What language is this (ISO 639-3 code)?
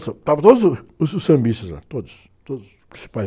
por